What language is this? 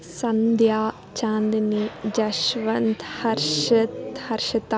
Kannada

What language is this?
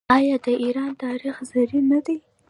Pashto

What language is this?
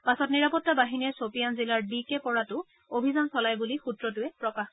Assamese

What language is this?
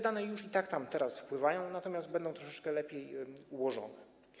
Polish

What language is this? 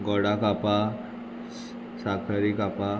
Konkani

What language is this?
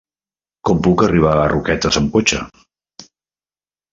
Catalan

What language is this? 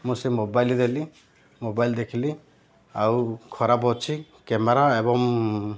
Odia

